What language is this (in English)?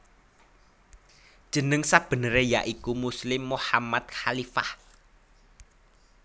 Javanese